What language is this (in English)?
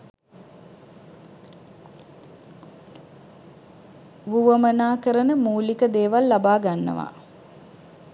Sinhala